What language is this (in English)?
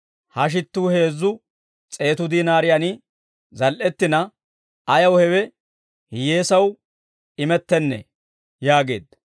Dawro